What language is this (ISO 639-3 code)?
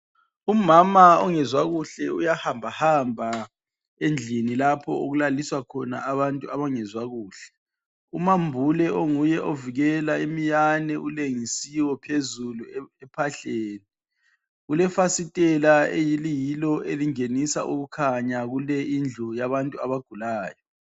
nde